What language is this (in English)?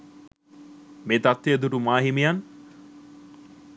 Sinhala